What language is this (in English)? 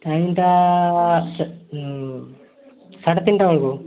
Odia